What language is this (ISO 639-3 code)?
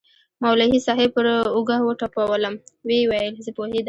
pus